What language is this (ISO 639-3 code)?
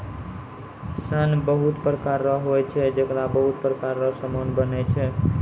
mai